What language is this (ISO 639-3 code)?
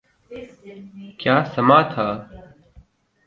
urd